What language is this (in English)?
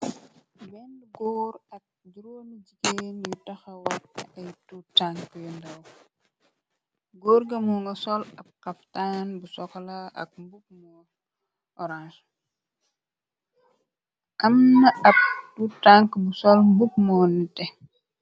Wolof